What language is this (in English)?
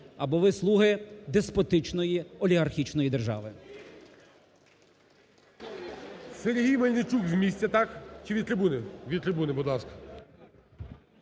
Ukrainian